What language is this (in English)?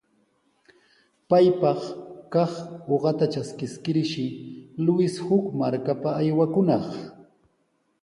Sihuas Ancash Quechua